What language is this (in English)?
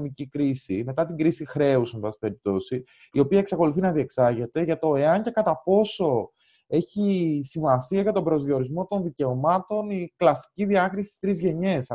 Greek